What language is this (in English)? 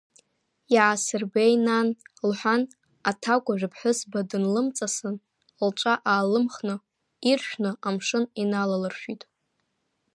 Abkhazian